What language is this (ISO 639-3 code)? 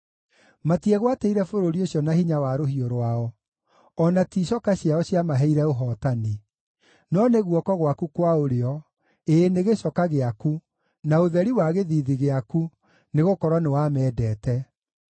kik